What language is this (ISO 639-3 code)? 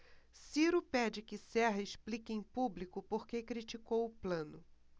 por